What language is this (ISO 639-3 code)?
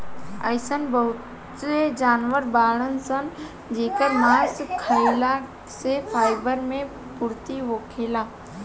bho